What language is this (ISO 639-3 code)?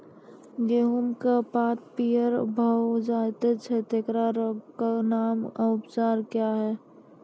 mai